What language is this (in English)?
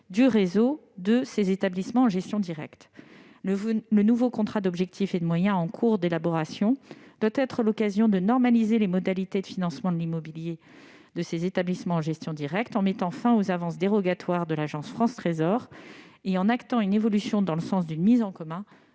French